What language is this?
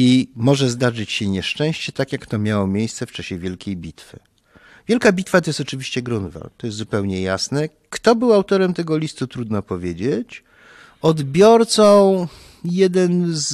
Polish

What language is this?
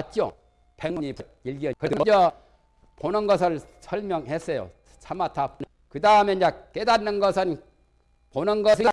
Korean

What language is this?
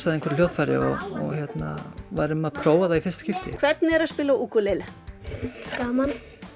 Icelandic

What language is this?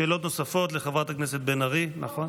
Hebrew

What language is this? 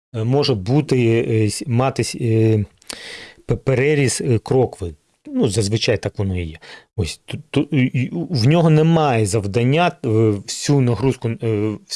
Ukrainian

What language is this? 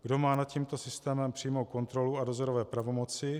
Czech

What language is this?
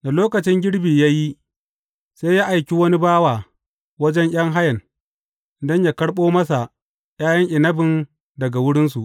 Hausa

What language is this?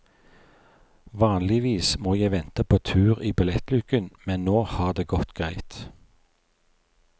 Norwegian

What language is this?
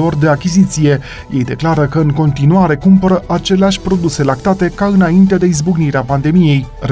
Romanian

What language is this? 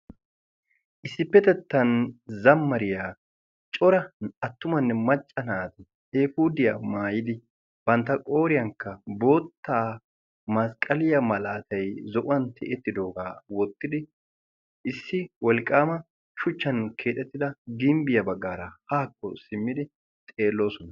Wolaytta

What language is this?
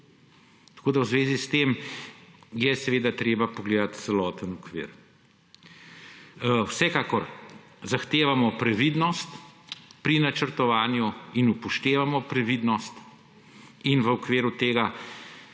Slovenian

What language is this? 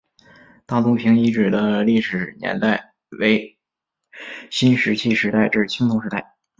Chinese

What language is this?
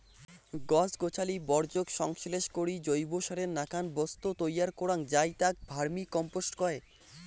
Bangla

